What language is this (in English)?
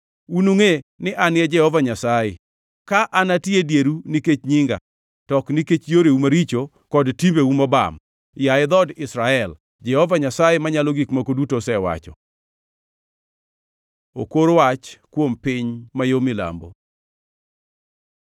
Luo (Kenya and Tanzania)